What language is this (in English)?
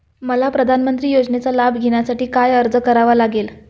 Marathi